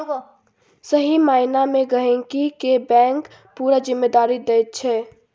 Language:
Maithili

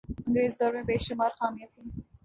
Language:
Urdu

